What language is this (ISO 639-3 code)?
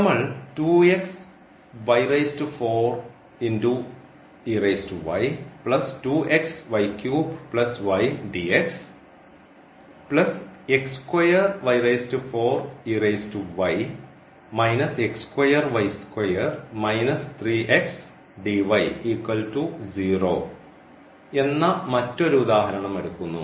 mal